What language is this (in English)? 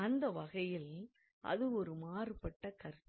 Tamil